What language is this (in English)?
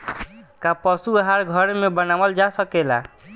Bhojpuri